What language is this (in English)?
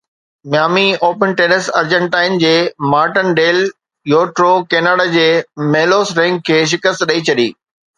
Sindhi